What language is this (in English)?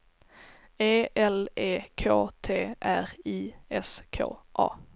Swedish